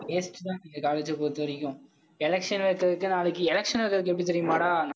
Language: Tamil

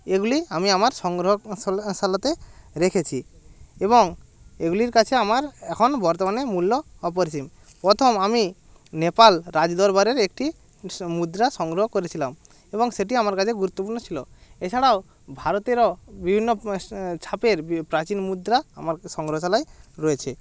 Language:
Bangla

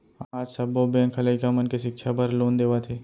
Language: Chhattisgarhi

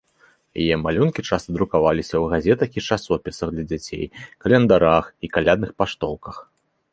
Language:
Belarusian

